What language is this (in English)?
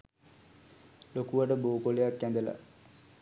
Sinhala